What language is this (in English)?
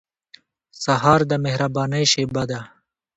Pashto